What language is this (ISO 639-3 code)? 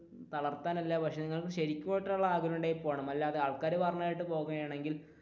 mal